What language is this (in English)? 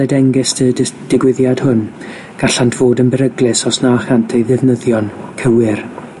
Welsh